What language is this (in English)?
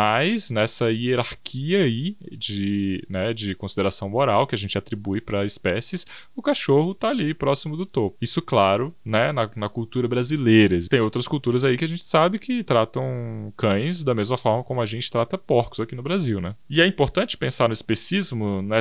Portuguese